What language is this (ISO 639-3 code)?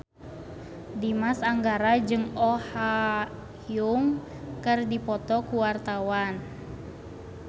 sun